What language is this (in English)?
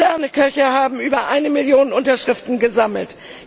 German